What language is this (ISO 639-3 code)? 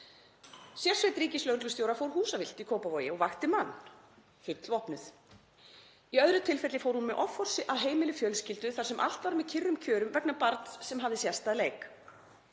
isl